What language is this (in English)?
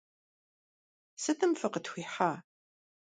Kabardian